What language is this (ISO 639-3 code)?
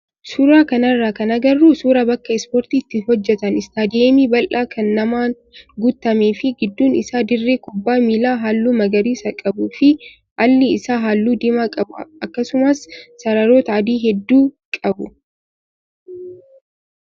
orm